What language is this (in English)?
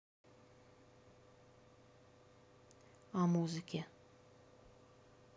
Russian